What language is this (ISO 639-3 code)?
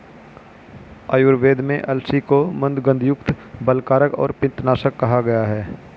hin